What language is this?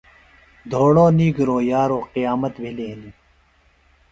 Phalura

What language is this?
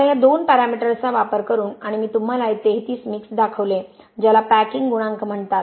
Marathi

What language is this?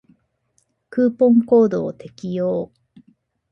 Japanese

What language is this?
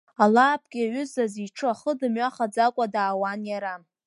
Abkhazian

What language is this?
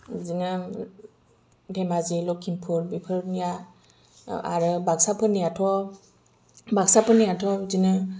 Bodo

